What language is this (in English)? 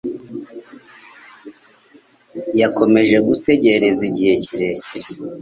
Kinyarwanda